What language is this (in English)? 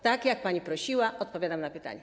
Polish